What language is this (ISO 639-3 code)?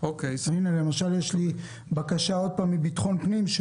heb